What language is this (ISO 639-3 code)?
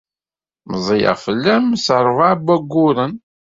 kab